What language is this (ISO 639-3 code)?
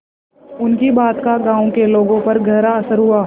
hin